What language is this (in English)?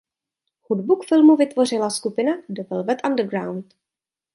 Czech